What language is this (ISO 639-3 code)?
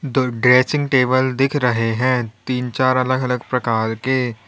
hin